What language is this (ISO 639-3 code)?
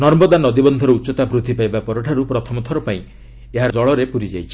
ori